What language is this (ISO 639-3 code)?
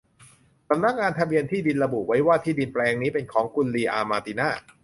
tha